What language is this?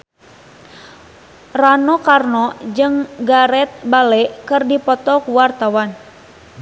Sundanese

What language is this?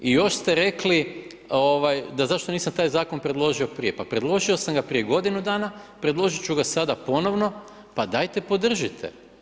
Croatian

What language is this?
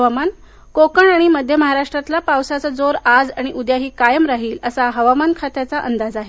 Marathi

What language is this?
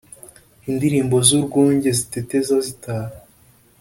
Kinyarwanda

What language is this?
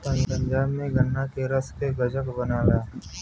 Bhojpuri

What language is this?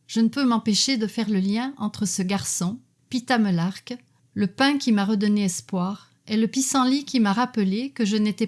French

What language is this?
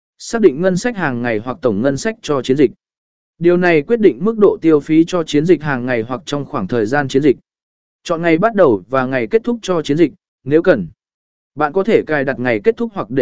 Vietnamese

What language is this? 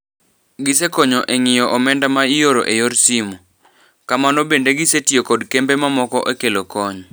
Luo (Kenya and Tanzania)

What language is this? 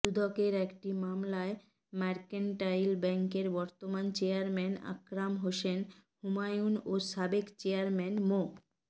Bangla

